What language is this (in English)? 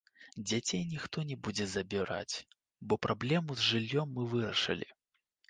Belarusian